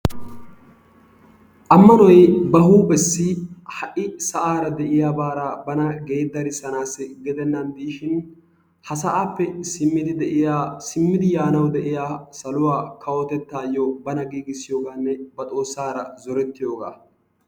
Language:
Wolaytta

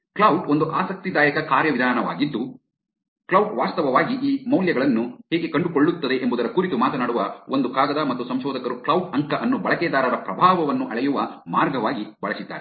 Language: Kannada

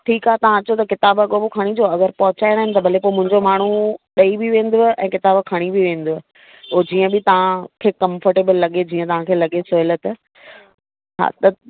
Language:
Sindhi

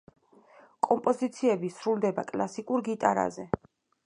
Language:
Georgian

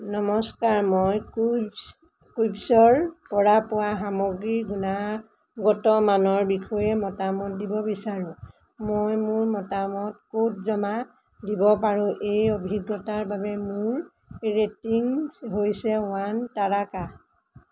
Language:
Assamese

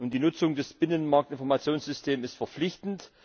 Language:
German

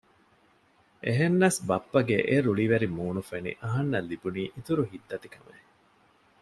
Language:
Divehi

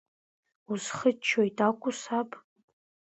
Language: Abkhazian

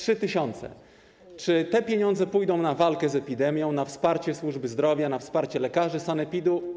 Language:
Polish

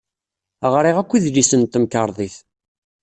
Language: Kabyle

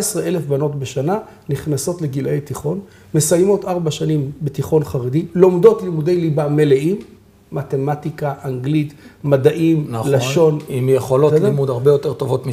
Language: Hebrew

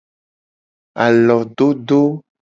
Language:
Gen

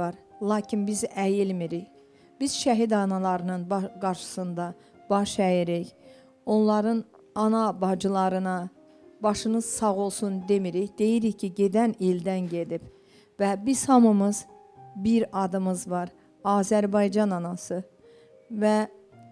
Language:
Turkish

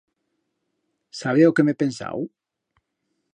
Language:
Aragonese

